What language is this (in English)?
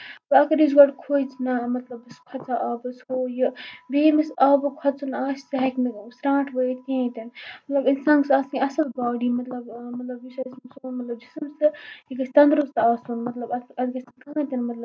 Kashmiri